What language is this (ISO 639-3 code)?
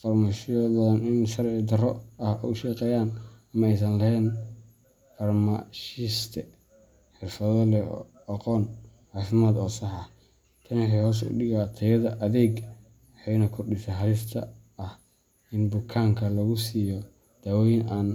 som